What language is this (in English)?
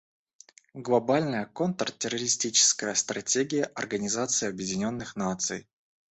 Russian